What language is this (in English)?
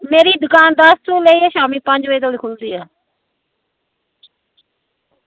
Dogri